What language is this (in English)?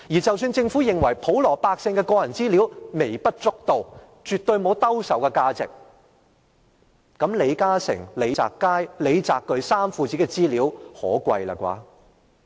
Cantonese